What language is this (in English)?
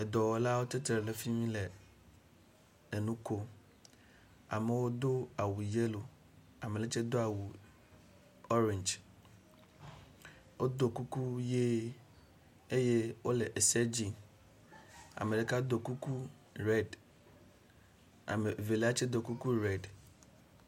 Ewe